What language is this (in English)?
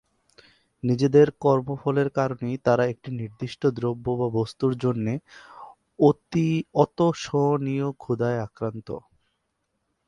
Bangla